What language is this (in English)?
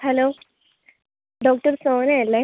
Malayalam